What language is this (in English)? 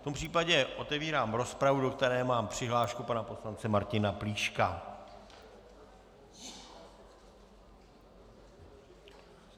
Czech